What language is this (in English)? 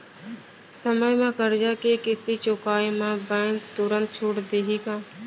Chhattisgarhi